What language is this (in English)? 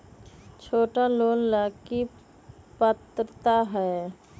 Magahi